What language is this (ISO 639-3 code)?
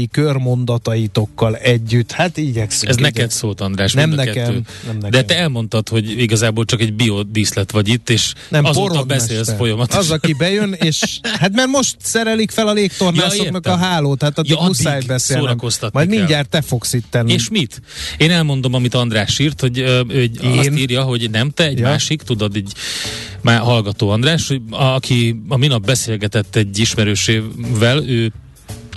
hun